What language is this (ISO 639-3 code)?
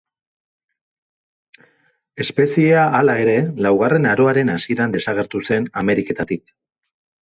eus